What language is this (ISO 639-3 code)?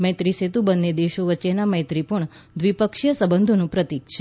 guj